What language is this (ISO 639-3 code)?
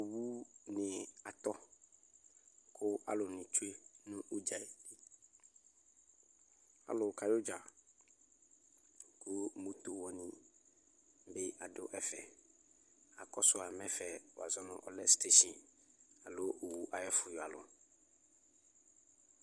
kpo